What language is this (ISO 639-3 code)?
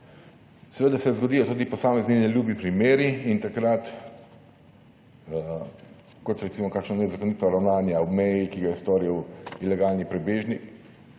slv